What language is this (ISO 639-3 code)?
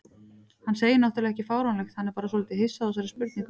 isl